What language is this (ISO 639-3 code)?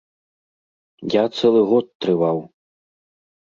bel